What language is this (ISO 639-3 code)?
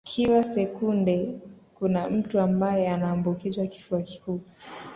swa